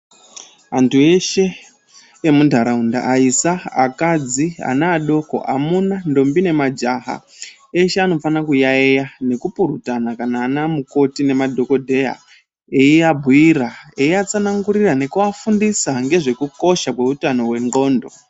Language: Ndau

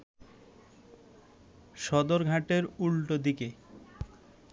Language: Bangla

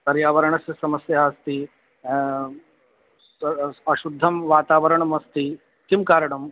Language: Sanskrit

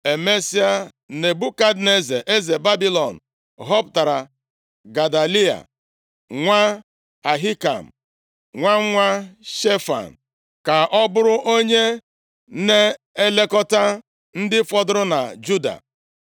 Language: Igbo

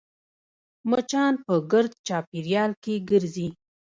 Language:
Pashto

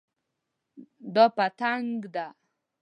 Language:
Pashto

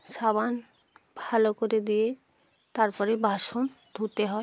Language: Bangla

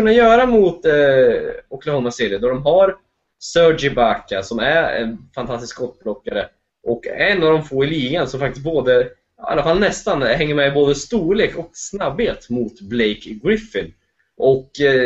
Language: Swedish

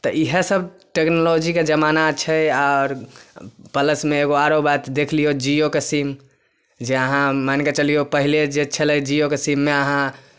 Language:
Maithili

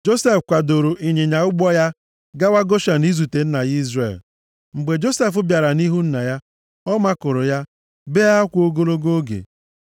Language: Igbo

